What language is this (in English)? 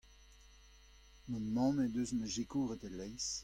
Breton